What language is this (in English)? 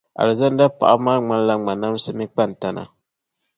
Dagbani